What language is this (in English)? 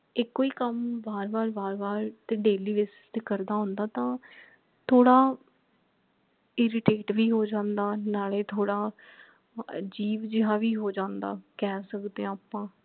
Punjabi